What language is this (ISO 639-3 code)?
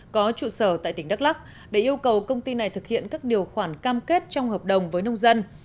vie